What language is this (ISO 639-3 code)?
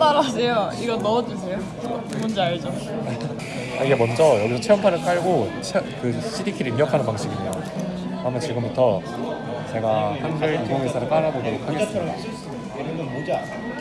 kor